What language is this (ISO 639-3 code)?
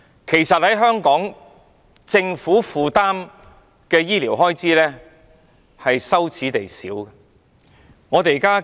yue